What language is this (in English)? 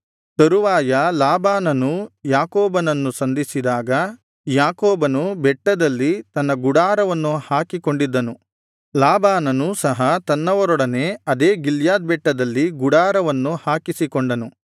Kannada